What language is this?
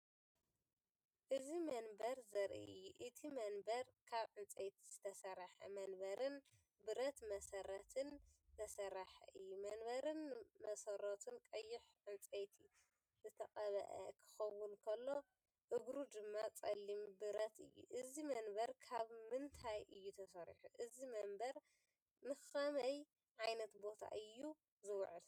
Tigrinya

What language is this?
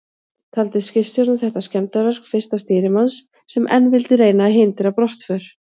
Icelandic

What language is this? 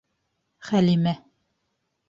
Bashkir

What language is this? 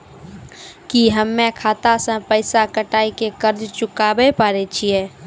Maithili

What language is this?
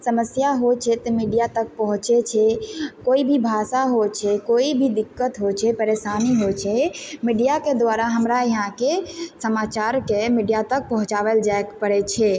Maithili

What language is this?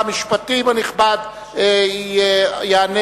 Hebrew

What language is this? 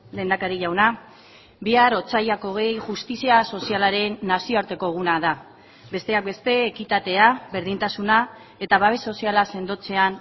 Basque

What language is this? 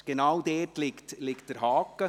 Swiss German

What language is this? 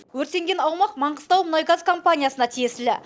Kazakh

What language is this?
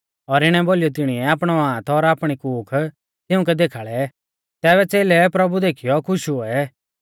Mahasu Pahari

